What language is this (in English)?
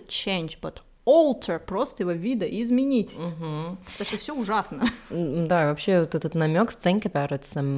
Russian